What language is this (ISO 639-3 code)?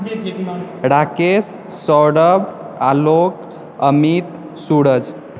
mai